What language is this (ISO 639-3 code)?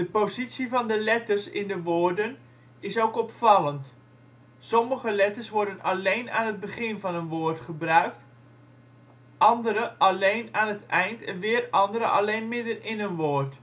nld